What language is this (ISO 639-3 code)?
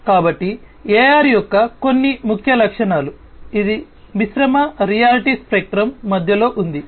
tel